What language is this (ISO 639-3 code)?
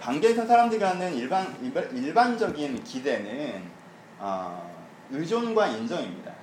kor